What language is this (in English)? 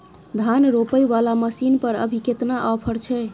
Maithili